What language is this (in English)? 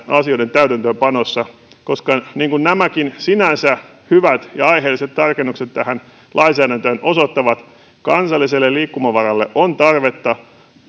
Finnish